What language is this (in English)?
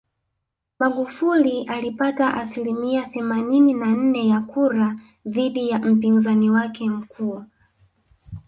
Swahili